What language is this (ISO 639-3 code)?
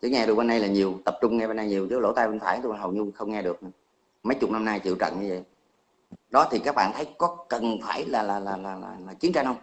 vie